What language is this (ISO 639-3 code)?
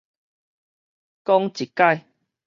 nan